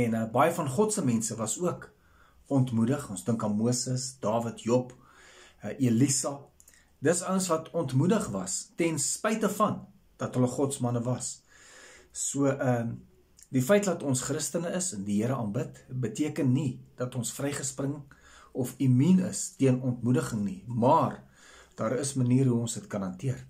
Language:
Dutch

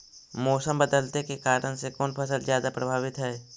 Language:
Magahi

